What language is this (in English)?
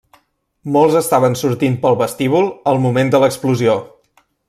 Catalan